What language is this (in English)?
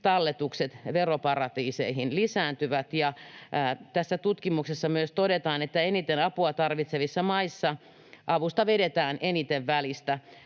Finnish